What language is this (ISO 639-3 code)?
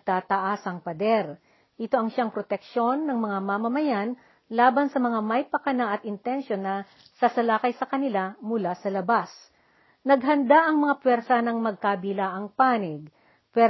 fil